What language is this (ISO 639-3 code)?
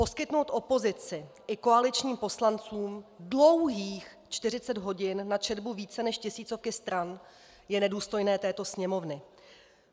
ces